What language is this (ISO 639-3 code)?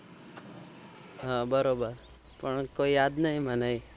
guj